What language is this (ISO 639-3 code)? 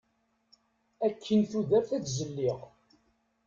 kab